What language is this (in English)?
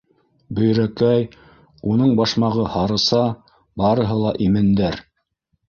Bashkir